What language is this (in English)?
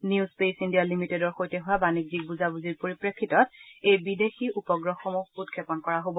Assamese